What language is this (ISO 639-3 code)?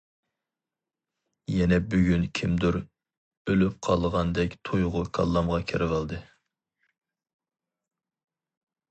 uig